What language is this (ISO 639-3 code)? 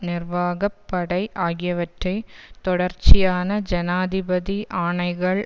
tam